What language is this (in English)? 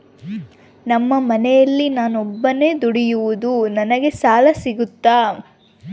Kannada